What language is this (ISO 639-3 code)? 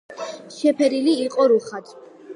kat